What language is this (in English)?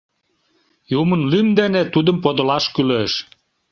Mari